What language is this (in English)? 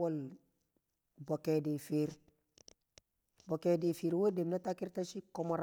Kamo